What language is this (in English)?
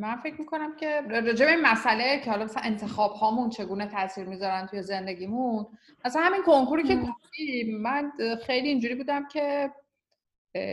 Persian